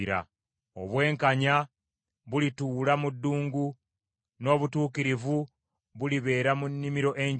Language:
Ganda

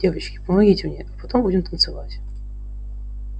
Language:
Russian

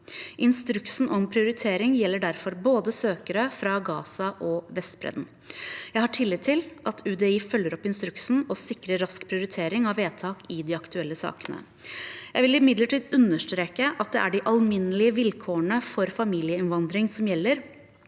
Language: Norwegian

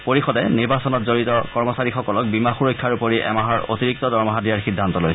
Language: Assamese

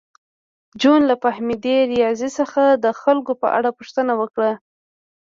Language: Pashto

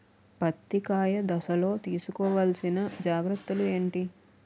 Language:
Telugu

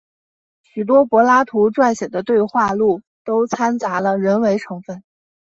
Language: Chinese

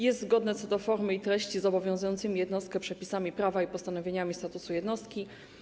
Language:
Polish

